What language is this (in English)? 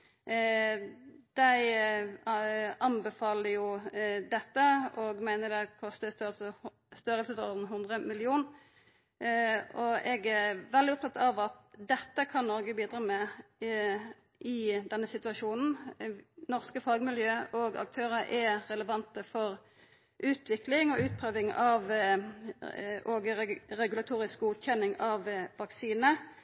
Norwegian Nynorsk